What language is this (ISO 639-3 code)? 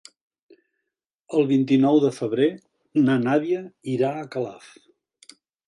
cat